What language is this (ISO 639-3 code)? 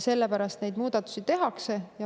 est